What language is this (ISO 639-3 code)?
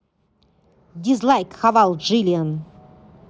rus